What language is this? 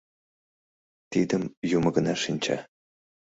Mari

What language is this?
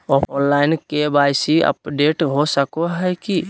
Magahi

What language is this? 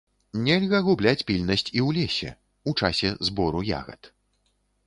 Belarusian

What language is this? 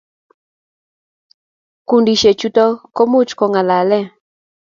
Kalenjin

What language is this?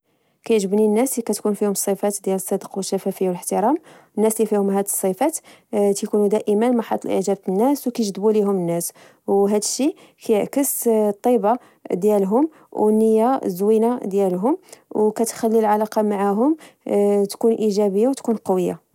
Moroccan Arabic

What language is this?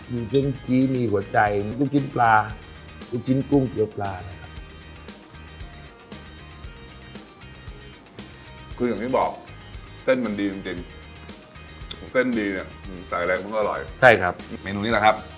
Thai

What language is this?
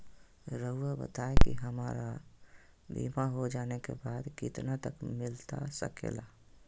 Magahi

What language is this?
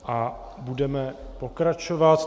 Czech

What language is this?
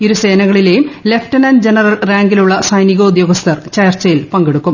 Malayalam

